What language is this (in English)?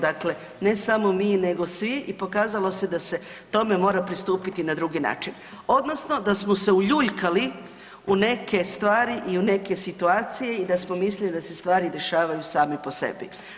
Croatian